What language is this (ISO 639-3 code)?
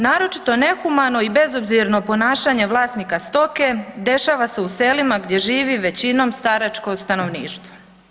hrv